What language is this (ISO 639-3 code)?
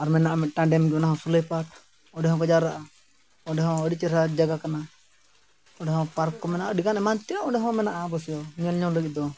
sat